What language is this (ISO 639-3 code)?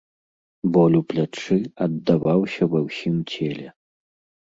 bel